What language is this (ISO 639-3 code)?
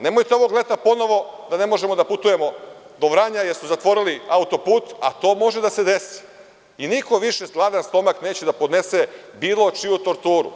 srp